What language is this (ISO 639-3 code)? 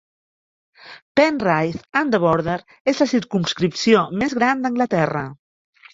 cat